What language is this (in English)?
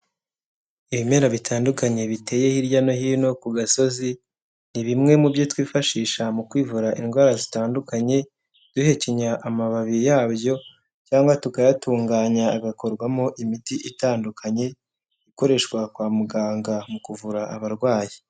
Kinyarwanda